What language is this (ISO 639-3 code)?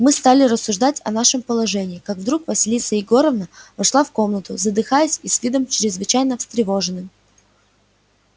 rus